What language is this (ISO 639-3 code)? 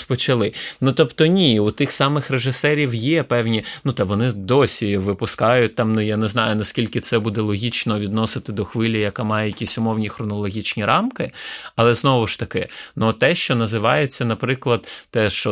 ukr